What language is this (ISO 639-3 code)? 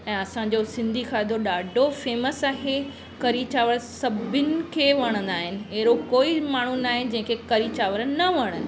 snd